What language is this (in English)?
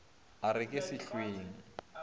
Northern Sotho